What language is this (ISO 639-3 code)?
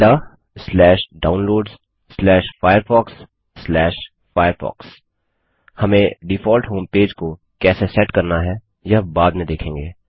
hin